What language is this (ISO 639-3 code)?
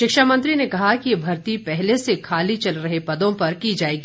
hin